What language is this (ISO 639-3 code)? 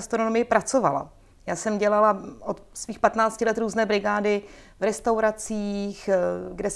ces